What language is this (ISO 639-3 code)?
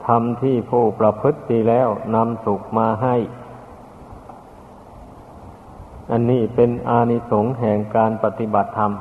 tha